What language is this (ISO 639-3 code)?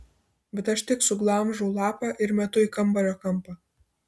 lit